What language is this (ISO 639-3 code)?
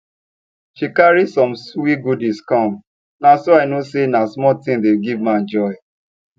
pcm